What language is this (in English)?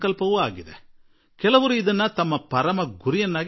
Kannada